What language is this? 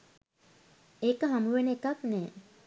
Sinhala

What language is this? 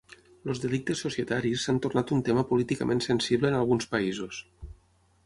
Catalan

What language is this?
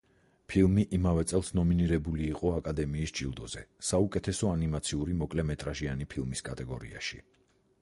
Georgian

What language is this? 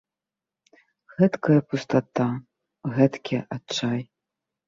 Belarusian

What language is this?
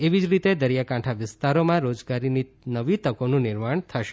Gujarati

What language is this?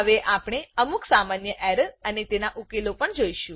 Gujarati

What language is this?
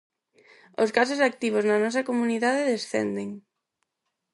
Galician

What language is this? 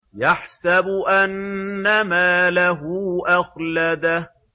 Arabic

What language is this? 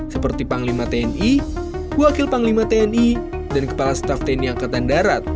Indonesian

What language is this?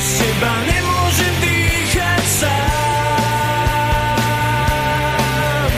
Slovak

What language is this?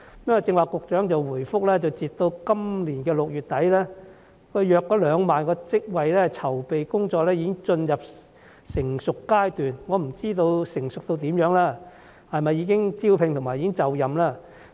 Cantonese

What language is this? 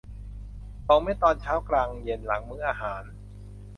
Thai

